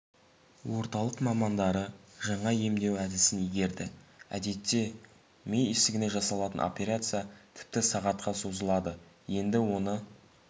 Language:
Kazakh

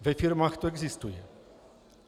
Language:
Czech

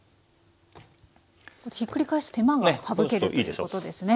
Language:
Japanese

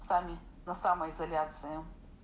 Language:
Russian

